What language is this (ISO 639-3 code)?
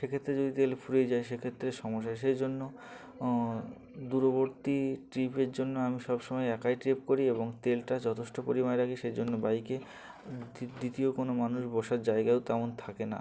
ben